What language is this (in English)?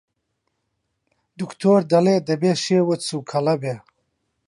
Central Kurdish